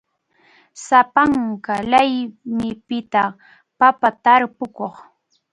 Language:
Arequipa-La Unión Quechua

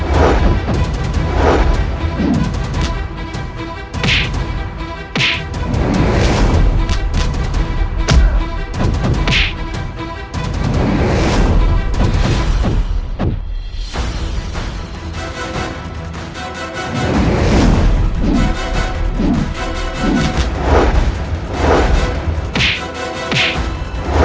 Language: Indonesian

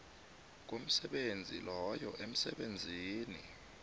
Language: South Ndebele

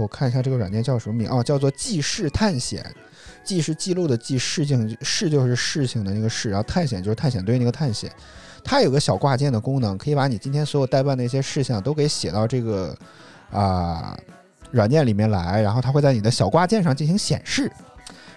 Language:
Chinese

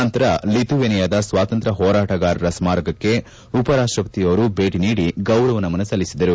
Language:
Kannada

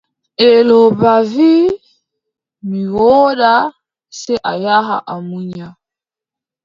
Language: Adamawa Fulfulde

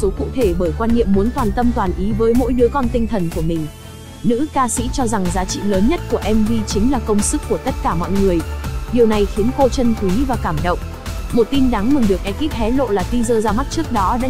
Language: Vietnamese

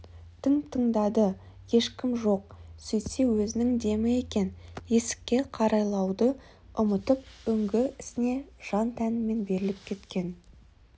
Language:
Kazakh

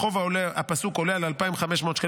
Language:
Hebrew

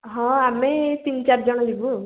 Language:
Odia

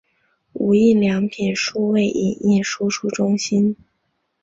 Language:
Chinese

